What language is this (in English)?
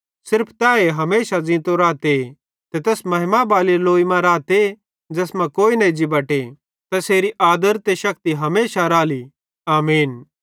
Bhadrawahi